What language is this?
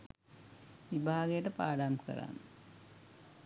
Sinhala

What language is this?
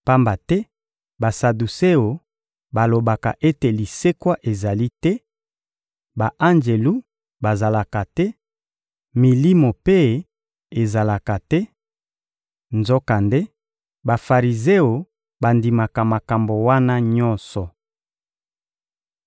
Lingala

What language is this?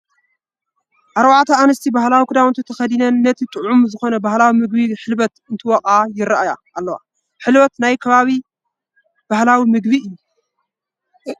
Tigrinya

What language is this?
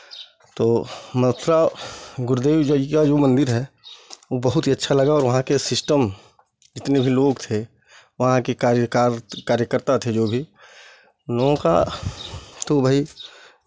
Hindi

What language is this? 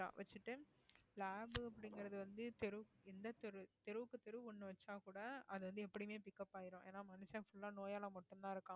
Tamil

